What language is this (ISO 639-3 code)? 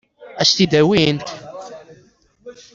kab